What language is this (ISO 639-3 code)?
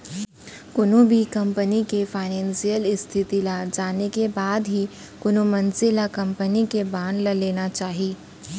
hne